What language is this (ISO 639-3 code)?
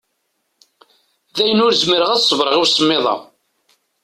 kab